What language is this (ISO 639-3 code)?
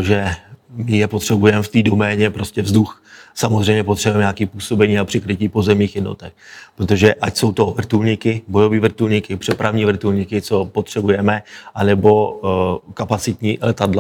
ces